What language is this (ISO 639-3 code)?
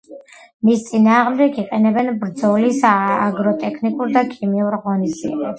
kat